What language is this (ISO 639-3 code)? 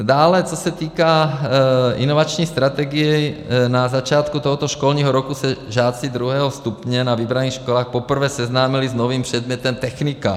ces